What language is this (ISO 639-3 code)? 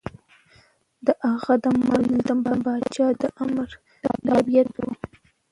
pus